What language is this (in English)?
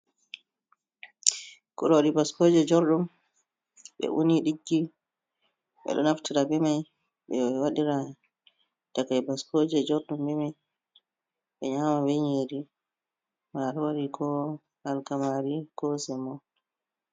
Fula